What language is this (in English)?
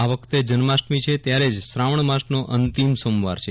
Gujarati